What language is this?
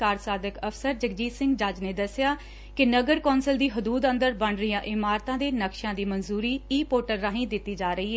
Punjabi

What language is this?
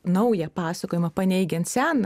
Lithuanian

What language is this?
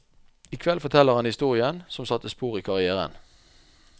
Norwegian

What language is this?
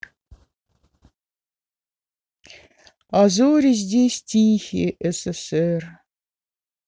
Russian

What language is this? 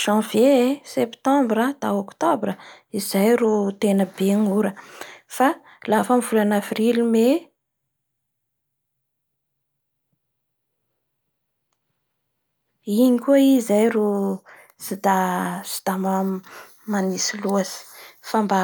Bara Malagasy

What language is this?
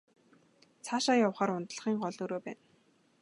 Mongolian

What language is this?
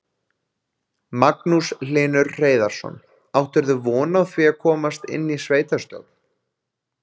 Icelandic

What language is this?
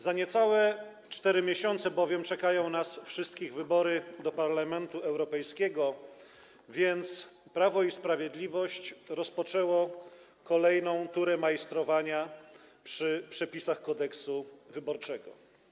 Polish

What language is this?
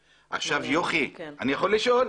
Hebrew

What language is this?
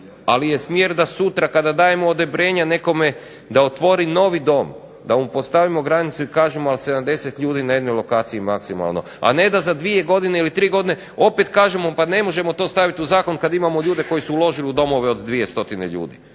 Croatian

